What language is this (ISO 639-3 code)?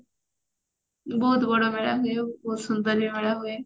ori